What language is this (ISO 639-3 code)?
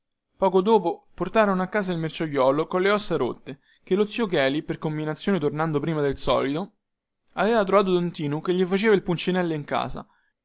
ita